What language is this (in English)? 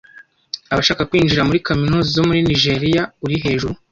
Kinyarwanda